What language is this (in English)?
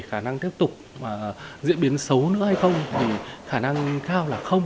Vietnamese